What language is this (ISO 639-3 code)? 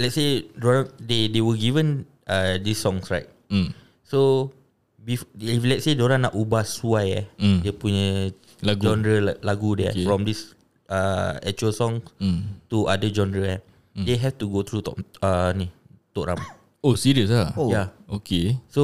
msa